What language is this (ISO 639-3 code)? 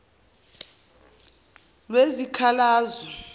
zul